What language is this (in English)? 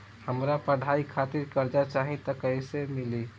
Bhojpuri